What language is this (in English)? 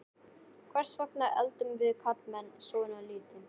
Icelandic